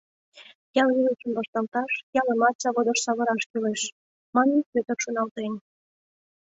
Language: Mari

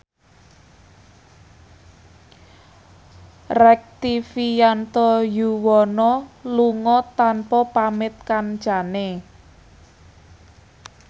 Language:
Javanese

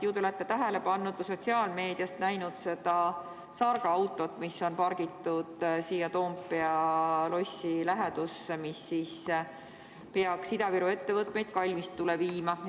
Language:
Estonian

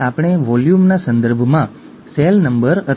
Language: Gujarati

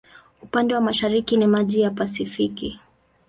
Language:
Swahili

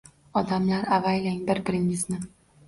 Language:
Uzbek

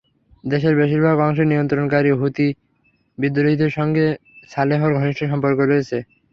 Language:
Bangla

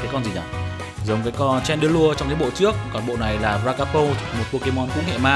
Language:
Vietnamese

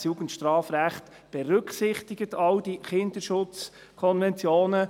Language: Swiss German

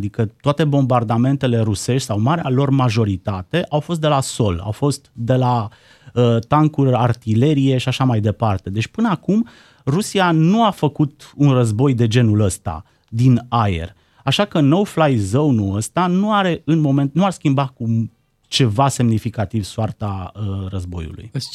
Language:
Romanian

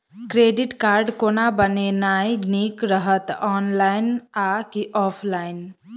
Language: Maithili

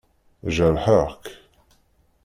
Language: Kabyle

